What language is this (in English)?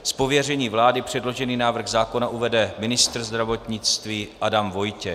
Czech